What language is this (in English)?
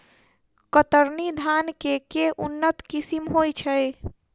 Maithili